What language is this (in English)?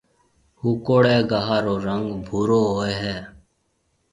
Marwari (Pakistan)